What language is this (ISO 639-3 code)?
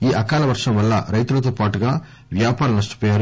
tel